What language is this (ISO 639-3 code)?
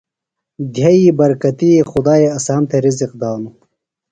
phl